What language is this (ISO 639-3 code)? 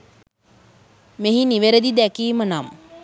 sin